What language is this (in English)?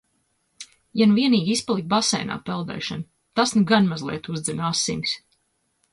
Latvian